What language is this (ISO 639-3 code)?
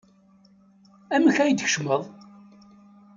kab